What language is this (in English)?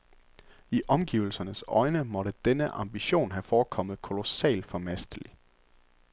Danish